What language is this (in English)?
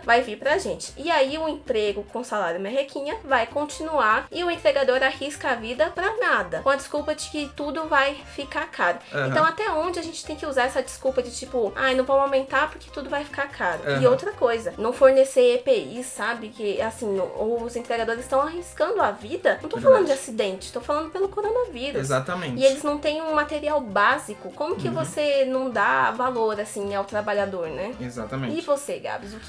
Portuguese